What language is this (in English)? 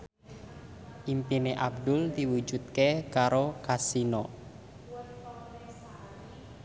Javanese